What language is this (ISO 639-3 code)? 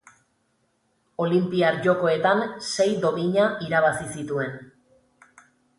eus